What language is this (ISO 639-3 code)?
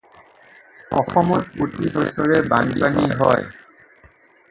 asm